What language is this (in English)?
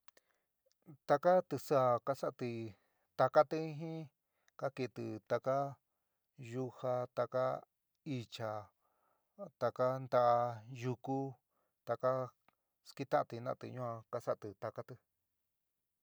San Miguel El Grande Mixtec